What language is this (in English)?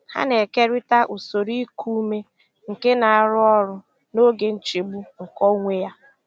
Igbo